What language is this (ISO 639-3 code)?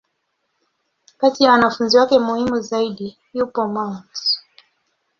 swa